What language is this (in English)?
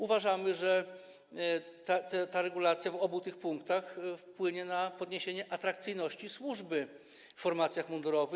Polish